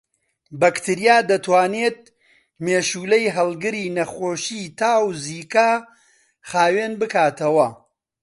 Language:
Central Kurdish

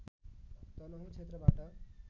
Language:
Nepali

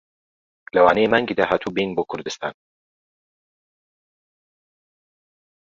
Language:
Central Kurdish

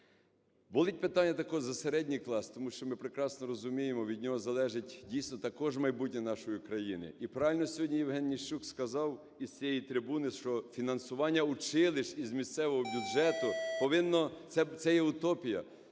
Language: Ukrainian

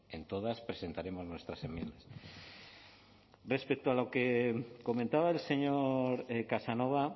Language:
Spanish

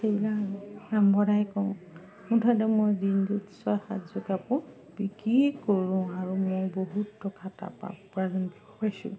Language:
Assamese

